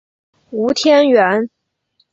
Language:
Chinese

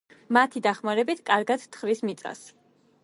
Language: Georgian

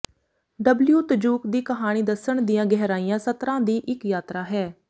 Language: Punjabi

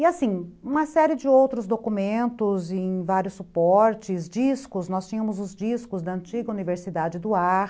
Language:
Portuguese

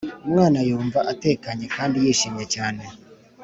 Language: Kinyarwanda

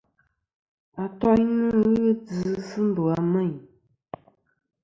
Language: Kom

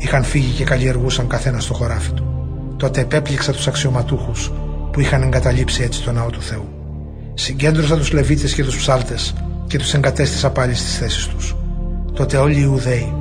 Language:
Greek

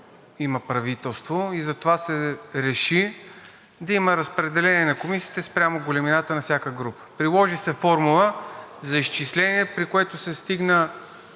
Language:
Bulgarian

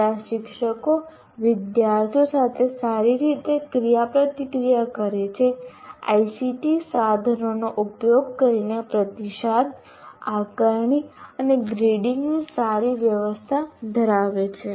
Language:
Gujarati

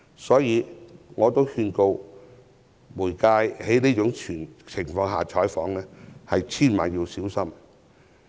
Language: Cantonese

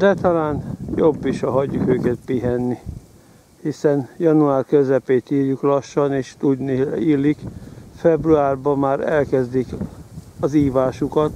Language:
Hungarian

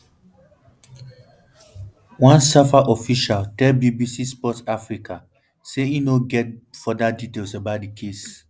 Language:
Nigerian Pidgin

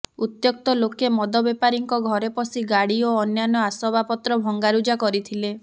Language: Odia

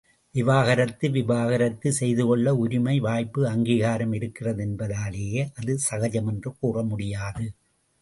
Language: Tamil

